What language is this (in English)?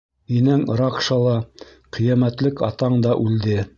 Bashkir